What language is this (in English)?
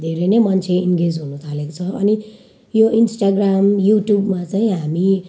Nepali